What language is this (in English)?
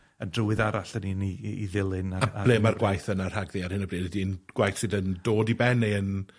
Welsh